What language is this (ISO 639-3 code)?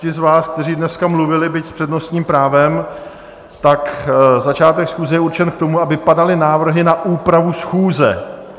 ces